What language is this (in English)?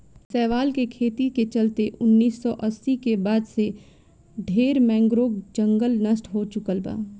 Bhojpuri